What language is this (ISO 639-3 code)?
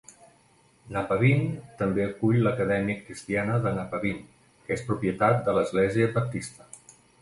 cat